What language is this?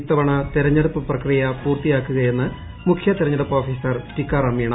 Malayalam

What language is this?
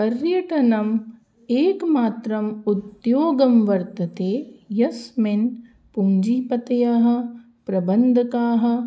Sanskrit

